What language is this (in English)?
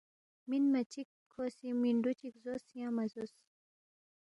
Balti